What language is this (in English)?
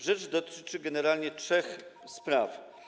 Polish